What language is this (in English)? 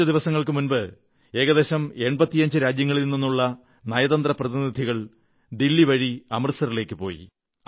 Malayalam